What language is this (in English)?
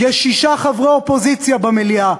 Hebrew